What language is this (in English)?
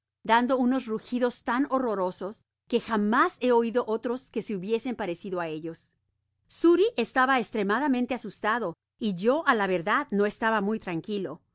Spanish